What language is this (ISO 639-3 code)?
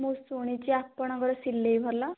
ori